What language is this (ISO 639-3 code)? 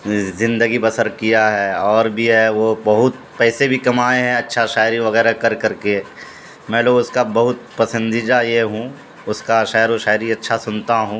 urd